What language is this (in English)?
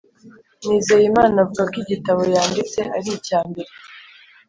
Kinyarwanda